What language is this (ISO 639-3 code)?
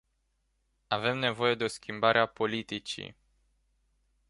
ron